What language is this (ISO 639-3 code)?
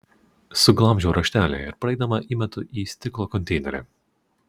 lit